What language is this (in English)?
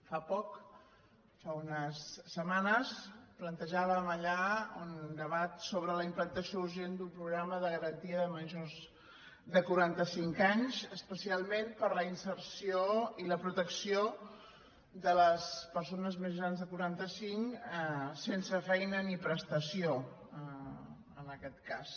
Catalan